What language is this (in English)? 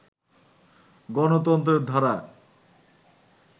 Bangla